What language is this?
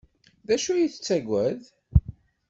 Kabyle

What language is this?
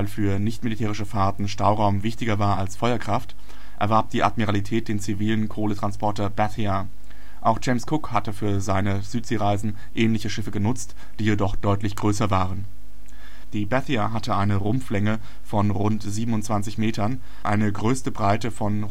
German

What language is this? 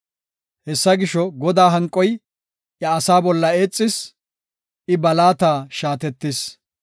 Gofa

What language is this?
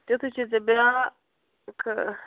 Kashmiri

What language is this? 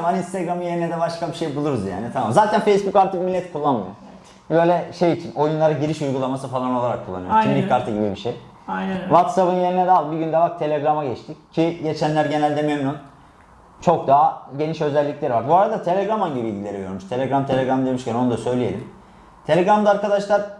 Turkish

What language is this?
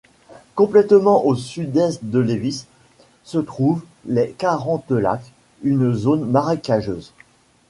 French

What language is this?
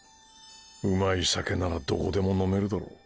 Japanese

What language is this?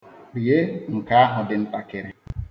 Igbo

